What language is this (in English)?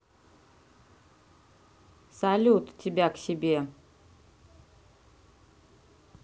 Russian